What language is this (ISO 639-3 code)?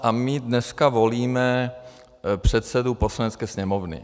ces